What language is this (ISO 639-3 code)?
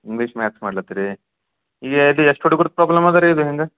kan